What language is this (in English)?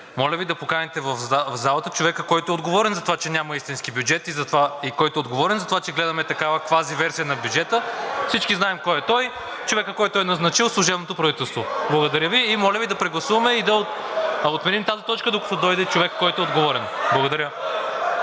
Bulgarian